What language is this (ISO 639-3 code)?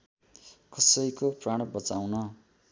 nep